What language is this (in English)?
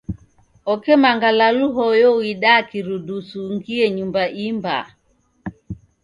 Taita